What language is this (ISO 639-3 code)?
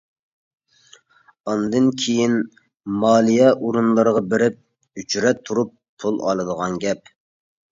uig